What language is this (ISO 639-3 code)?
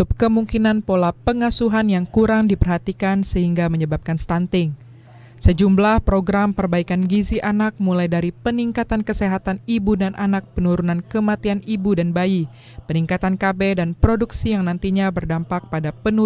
ind